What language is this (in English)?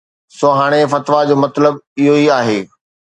Sindhi